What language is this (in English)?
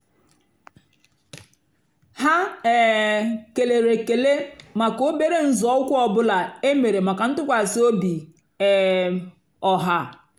Igbo